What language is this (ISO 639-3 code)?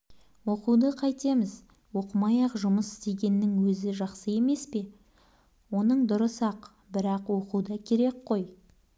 kaz